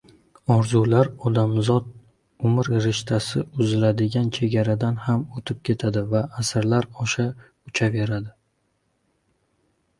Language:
Uzbek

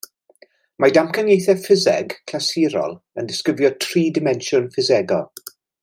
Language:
Welsh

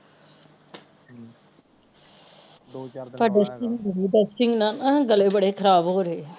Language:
Punjabi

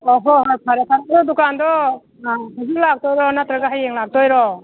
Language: Manipuri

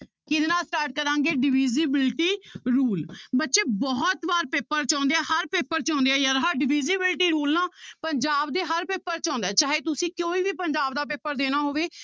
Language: Punjabi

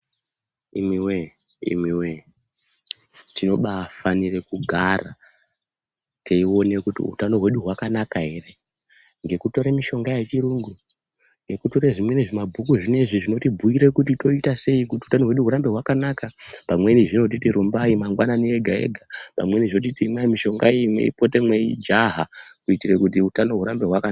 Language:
Ndau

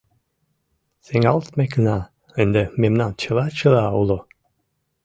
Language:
Mari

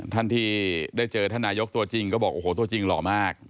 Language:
Thai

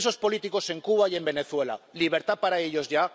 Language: Spanish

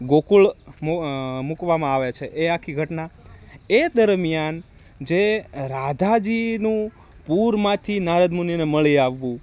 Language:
Gujarati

